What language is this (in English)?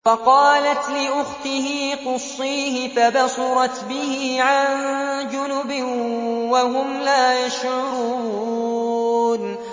Arabic